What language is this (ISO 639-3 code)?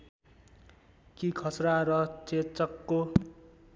nep